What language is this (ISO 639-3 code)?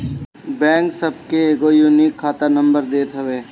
bho